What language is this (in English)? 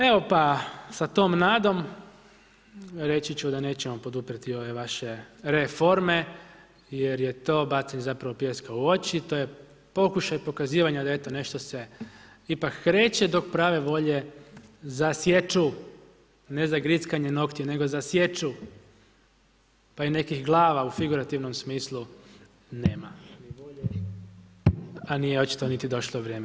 Croatian